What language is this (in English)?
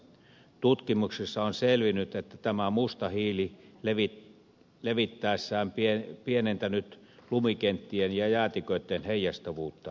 Finnish